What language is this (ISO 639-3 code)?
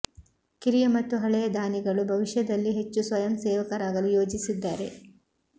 kan